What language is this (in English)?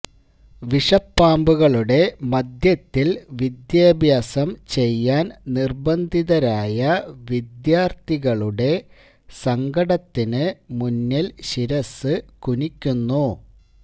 Malayalam